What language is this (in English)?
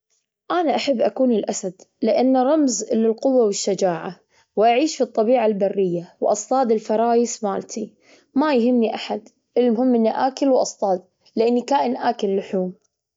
Gulf Arabic